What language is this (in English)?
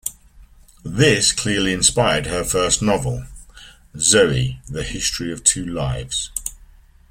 English